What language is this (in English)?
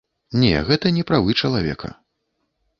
Belarusian